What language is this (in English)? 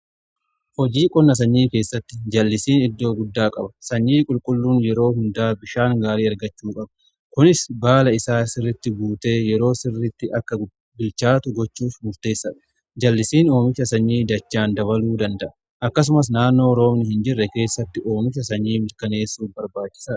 Oromo